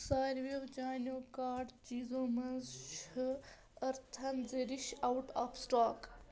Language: Kashmiri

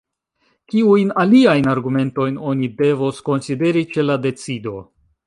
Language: Esperanto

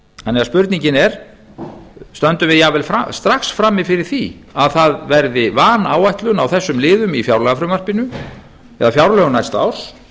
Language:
Icelandic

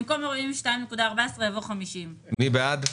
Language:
Hebrew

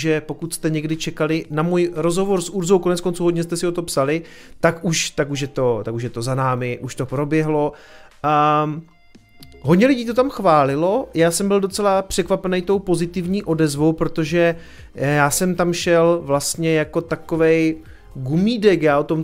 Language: Czech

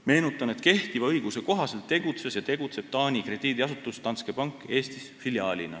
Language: Estonian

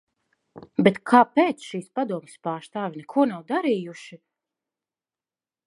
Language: Latvian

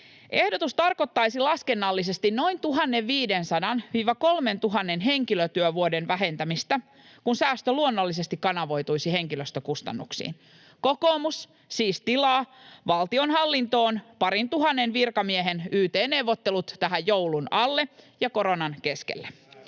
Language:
Finnish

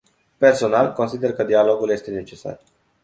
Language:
Romanian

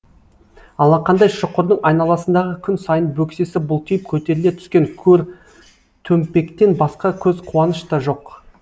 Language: Kazakh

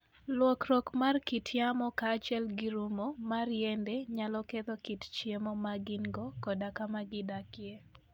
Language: Luo (Kenya and Tanzania)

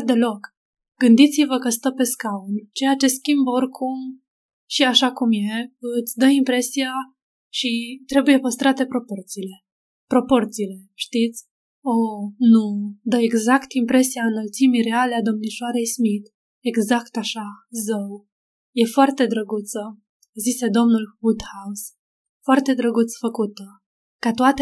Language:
Romanian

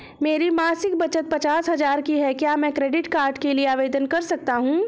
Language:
Hindi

